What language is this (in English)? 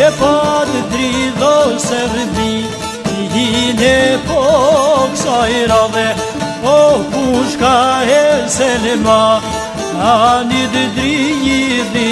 Turkish